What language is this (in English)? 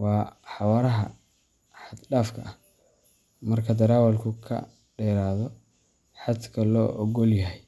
Somali